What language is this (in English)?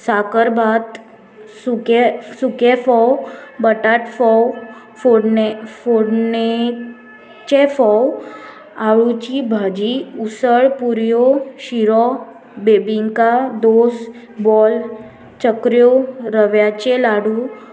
Konkani